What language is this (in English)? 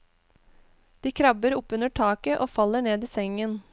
Norwegian